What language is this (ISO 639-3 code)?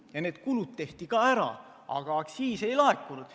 est